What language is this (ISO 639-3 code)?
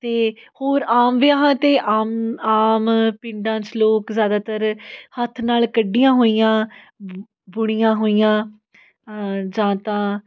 pan